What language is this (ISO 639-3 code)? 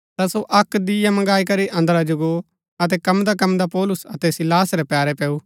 gbk